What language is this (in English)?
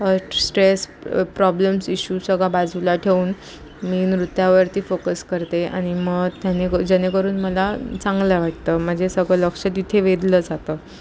Marathi